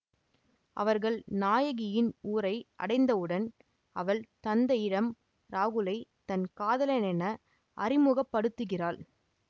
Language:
Tamil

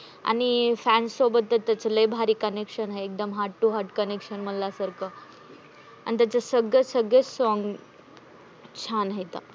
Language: Marathi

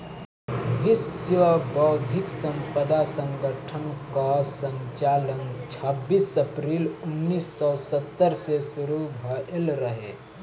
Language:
Bhojpuri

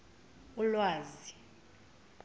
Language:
Zulu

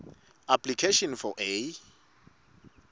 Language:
Swati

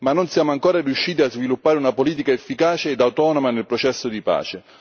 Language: Italian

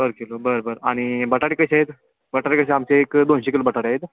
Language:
Marathi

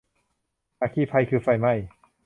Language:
Thai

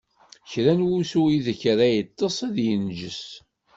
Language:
Kabyle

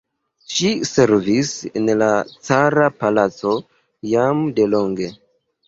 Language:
Esperanto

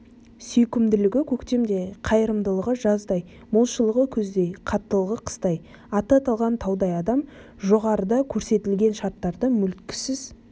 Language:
Kazakh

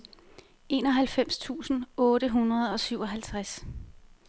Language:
Danish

